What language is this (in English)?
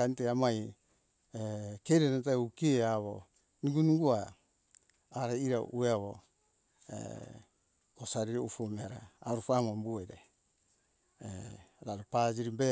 Hunjara-Kaina Ke